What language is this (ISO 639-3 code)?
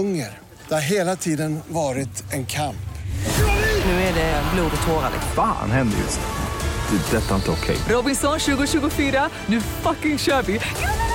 swe